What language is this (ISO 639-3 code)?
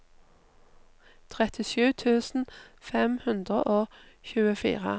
nor